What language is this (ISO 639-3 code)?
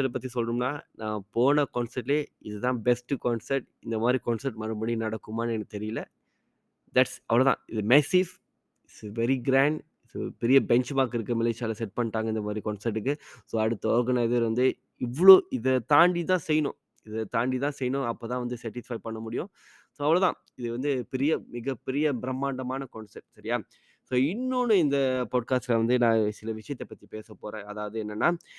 tam